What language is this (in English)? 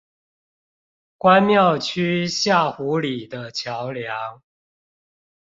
Chinese